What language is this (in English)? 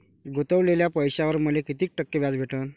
Marathi